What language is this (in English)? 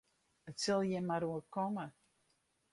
Western Frisian